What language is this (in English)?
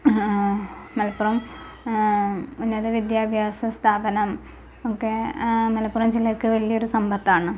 Malayalam